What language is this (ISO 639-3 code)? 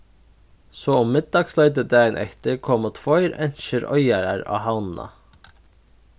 fao